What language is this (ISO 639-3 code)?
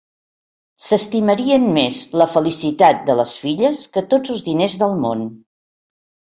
cat